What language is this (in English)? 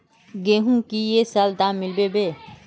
Magahi